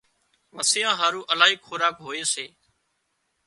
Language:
Wadiyara Koli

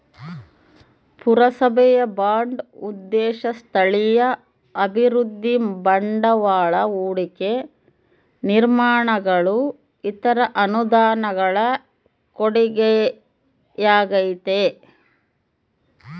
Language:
Kannada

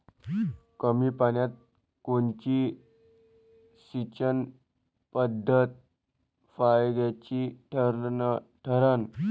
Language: Marathi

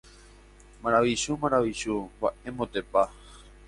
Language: Guarani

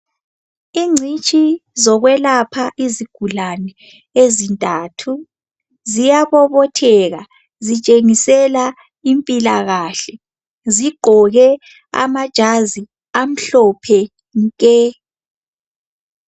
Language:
North Ndebele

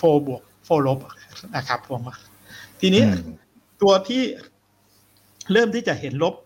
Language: Thai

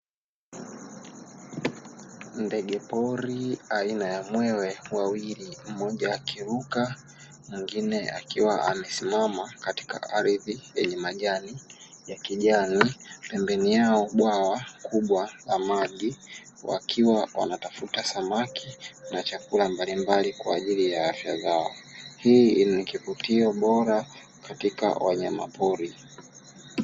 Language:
Swahili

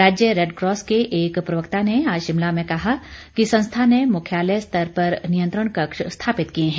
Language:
Hindi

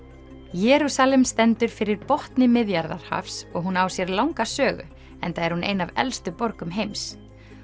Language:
Icelandic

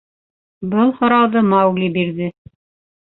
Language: Bashkir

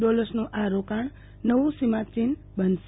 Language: Gujarati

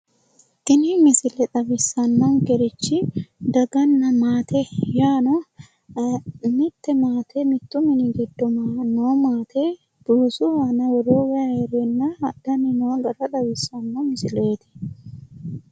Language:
Sidamo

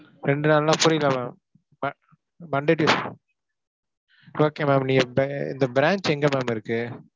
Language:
Tamil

